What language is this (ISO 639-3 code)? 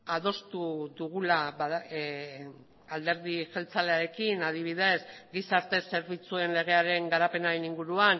eus